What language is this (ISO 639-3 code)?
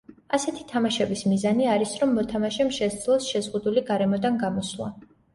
kat